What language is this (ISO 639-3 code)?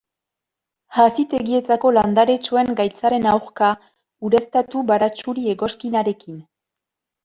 eus